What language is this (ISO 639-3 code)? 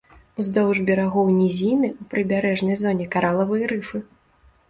bel